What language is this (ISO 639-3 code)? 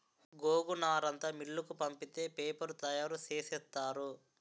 tel